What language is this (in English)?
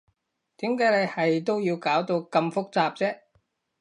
Cantonese